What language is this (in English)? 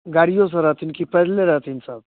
Maithili